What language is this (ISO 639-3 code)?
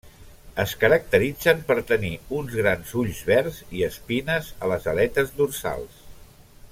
cat